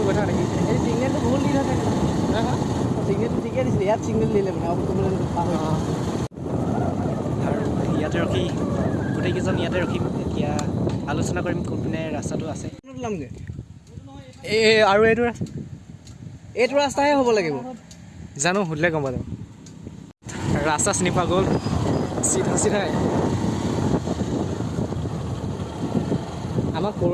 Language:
Assamese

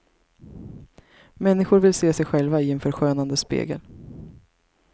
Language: Swedish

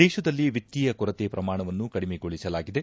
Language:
Kannada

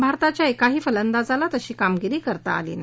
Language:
Marathi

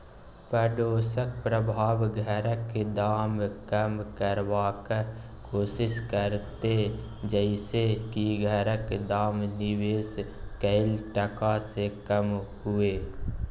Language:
Maithili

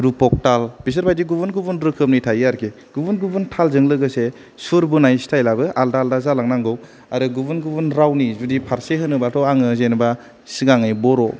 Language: Bodo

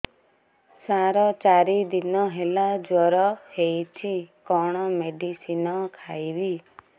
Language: Odia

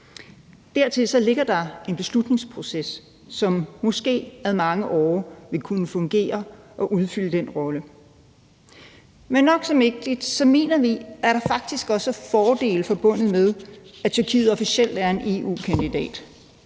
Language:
Danish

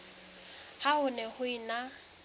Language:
Southern Sotho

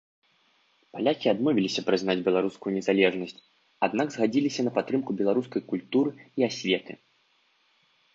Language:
Belarusian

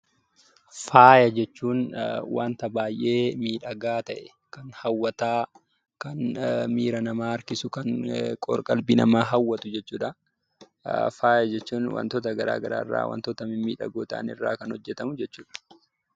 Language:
Oromo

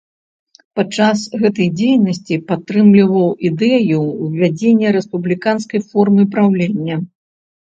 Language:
Belarusian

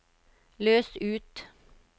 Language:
Norwegian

